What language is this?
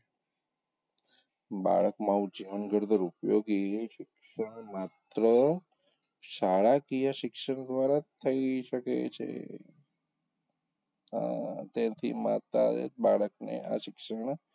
Gujarati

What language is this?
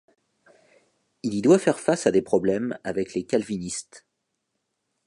French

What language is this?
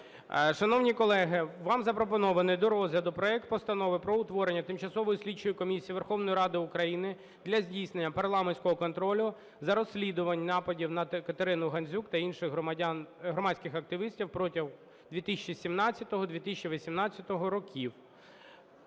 Ukrainian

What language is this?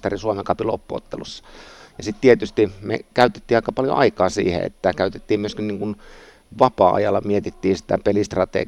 Finnish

